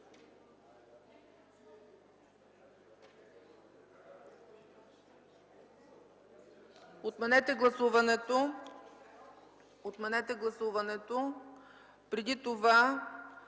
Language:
Bulgarian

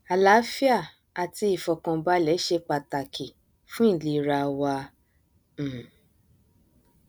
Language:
Yoruba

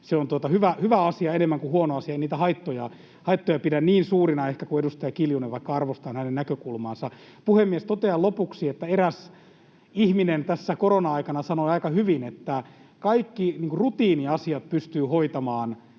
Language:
Finnish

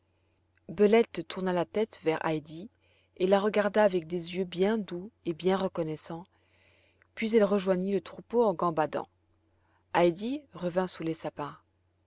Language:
French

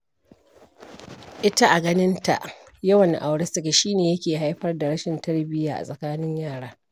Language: Hausa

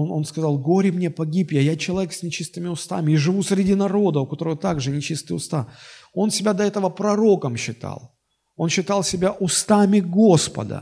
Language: Russian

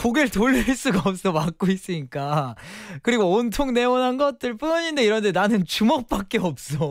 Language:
Korean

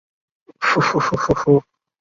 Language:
Chinese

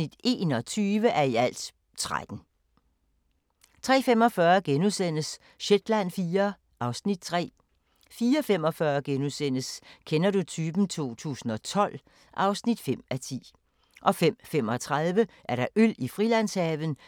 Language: Danish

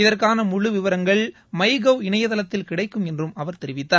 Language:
Tamil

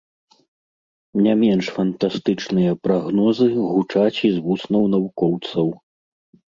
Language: Belarusian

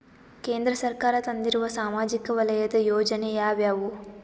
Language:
Kannada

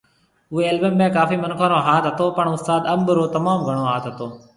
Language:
Marwari (Pakistan)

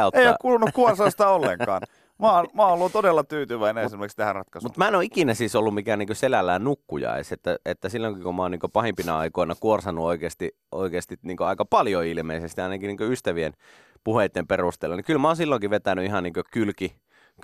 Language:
Finnish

